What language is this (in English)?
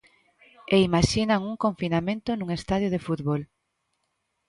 Galician